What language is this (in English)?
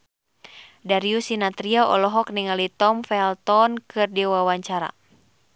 Sundanese